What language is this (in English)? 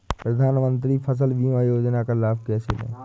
Hindi